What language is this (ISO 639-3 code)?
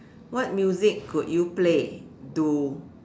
eng